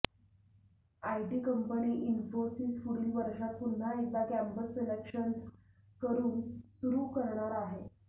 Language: Marathi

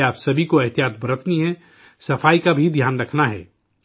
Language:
Urdu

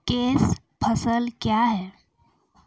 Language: Maithili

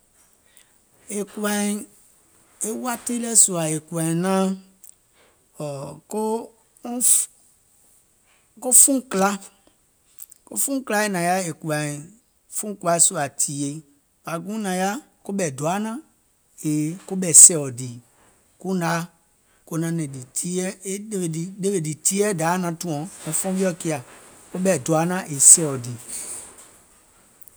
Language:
Gola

